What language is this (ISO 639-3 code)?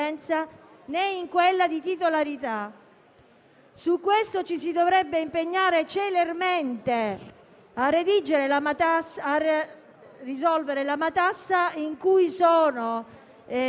ita